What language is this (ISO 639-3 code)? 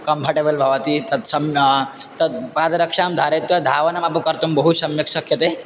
san